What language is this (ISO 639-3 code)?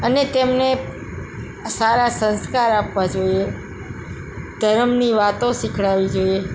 guj